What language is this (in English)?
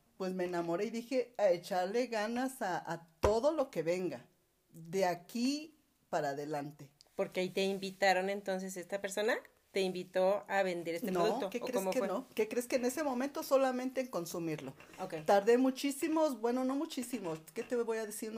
Spanish